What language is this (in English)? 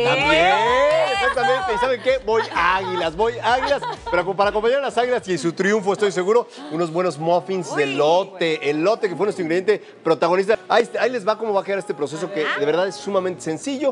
Spanish